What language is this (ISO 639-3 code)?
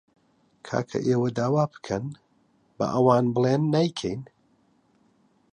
ckb